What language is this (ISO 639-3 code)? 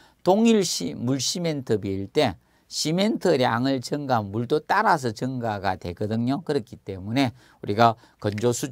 kor